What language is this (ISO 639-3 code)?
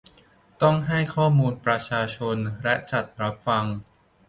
tha